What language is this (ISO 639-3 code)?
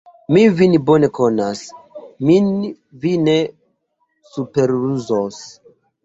epo